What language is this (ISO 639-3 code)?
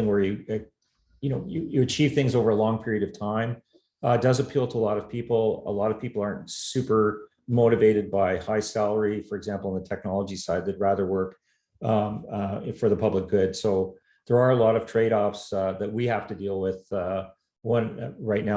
eng